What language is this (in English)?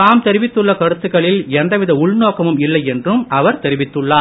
Tamil